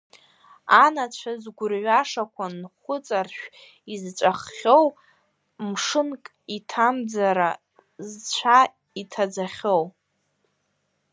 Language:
Abkhazian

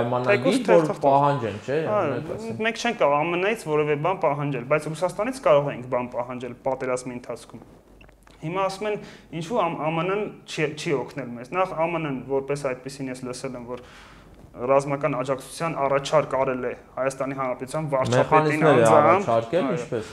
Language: Romanian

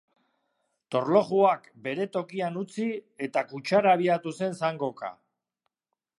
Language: Basque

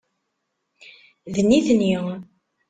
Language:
Kabyle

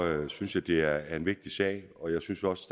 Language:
Danish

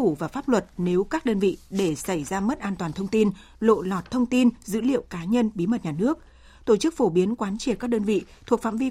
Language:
Vietnamese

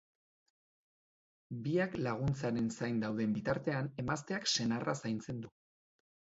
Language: Basque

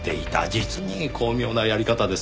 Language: Japanese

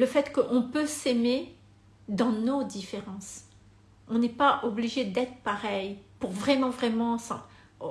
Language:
French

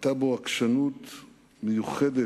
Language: Hebrew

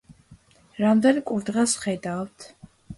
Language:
Georgian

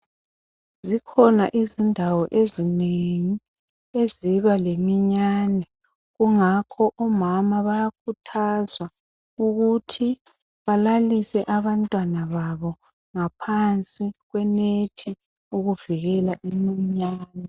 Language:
North Ndebele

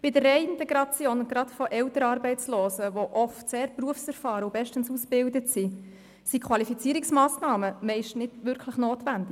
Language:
Swiss German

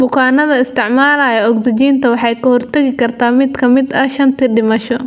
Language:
Somali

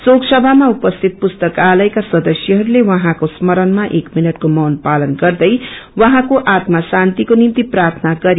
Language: Nepali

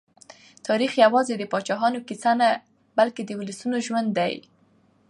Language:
Pashto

